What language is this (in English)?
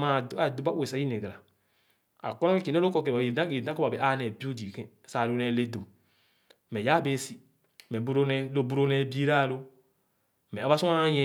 Khana